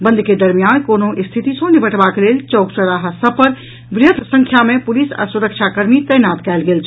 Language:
Maithili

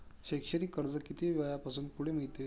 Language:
Marathi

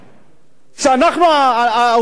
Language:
Hebrew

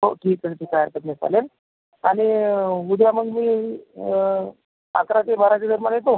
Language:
Marathi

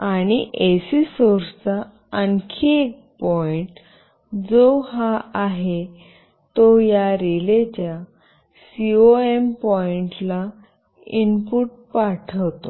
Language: Marathi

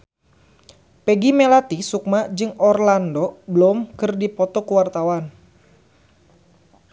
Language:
Sundanese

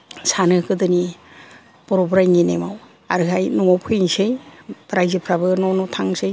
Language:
Bodo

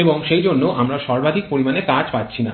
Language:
Bangla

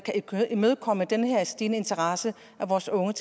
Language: Danish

